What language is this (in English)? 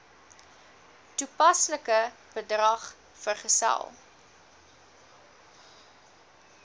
Afrikaans